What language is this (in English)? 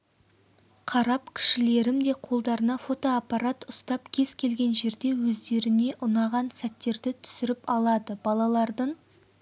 Kazakh